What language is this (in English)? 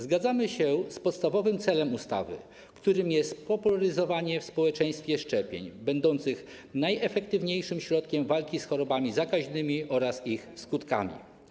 Polish